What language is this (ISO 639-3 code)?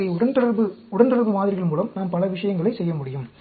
tam